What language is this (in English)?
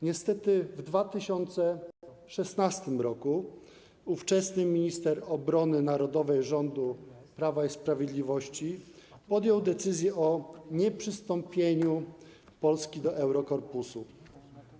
Polish